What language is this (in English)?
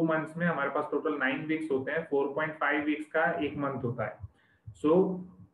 Hindi